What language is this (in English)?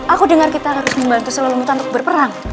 Indonesian